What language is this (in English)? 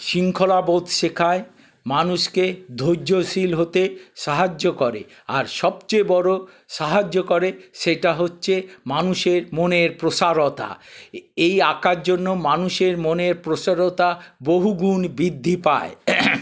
Bangla